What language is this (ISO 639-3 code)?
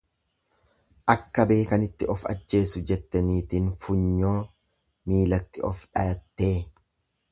orm